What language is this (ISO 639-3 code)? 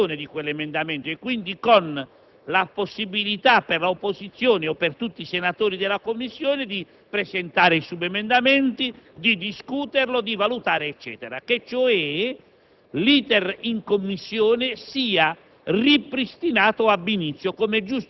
ita